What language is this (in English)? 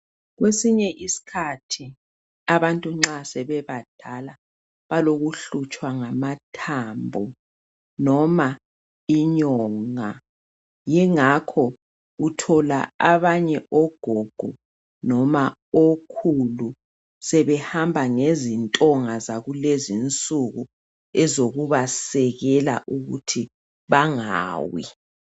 North Ndebele